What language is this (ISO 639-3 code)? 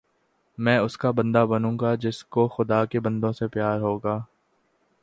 urd